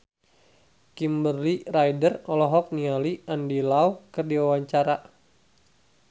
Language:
Sundanese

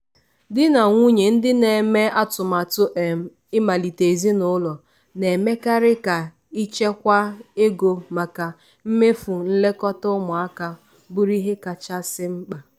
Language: Igbo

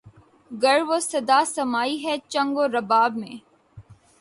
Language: Urdu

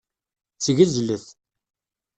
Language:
Kabyle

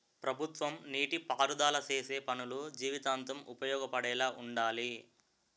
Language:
Telugu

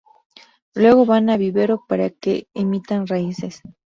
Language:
Spanish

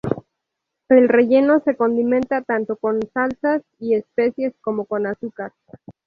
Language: Spanish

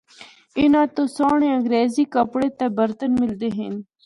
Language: Northern Hindko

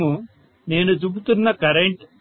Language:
Telugu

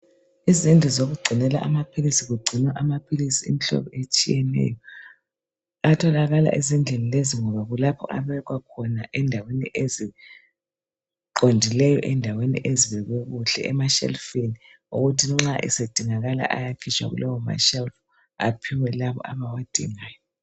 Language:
North Ndebele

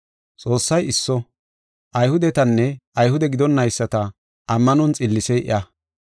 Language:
Gofa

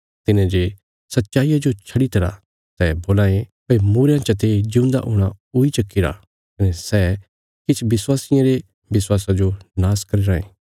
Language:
Bilaspuri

